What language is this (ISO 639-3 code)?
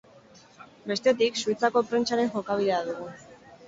eus